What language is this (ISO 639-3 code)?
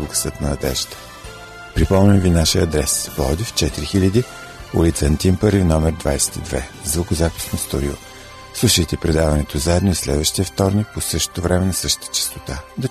bul